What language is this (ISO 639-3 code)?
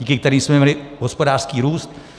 ces